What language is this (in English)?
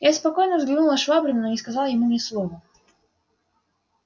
Russian